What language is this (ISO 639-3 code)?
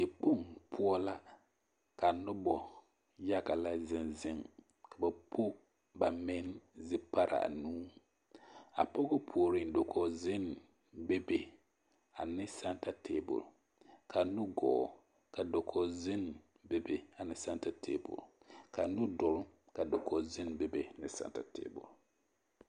dga